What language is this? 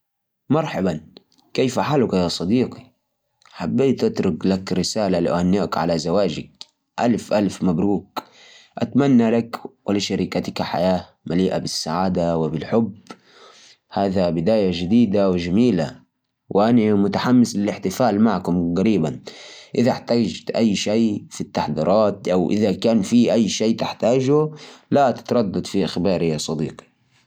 Najdi Arabic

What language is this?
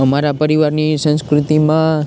Gujarati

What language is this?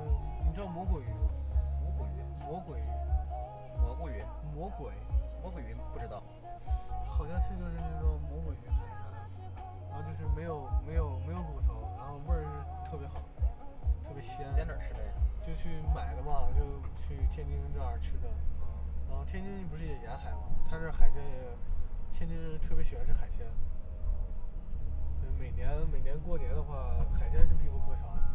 Chinese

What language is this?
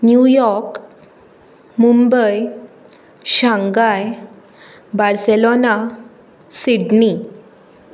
Konkani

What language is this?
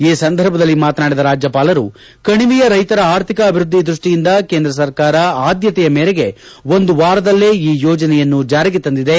Kannada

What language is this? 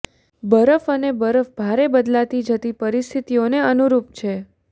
Gujarati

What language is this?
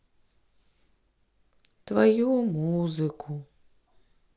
Russian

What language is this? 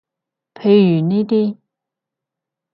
Cantonese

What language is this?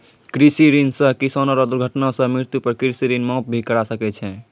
Maithili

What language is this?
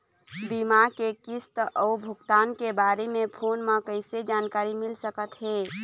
Chhattisgarhi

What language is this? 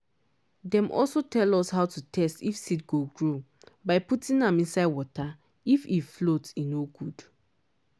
Nigerian Pidgin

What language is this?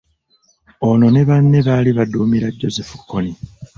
Ganda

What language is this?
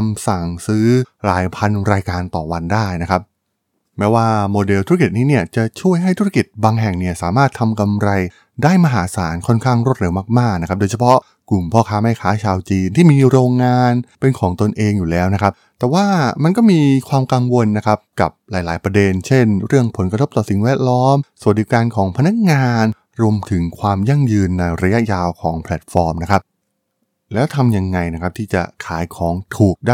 Thai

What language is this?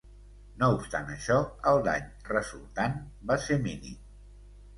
Catalan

